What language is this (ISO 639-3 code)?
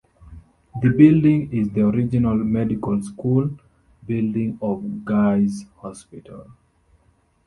eng